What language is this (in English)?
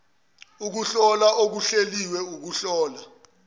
Zulu